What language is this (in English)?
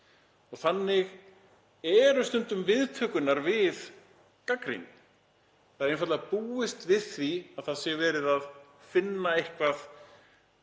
Icelandic